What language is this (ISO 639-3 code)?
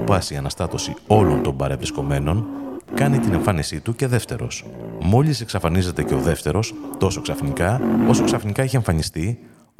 ell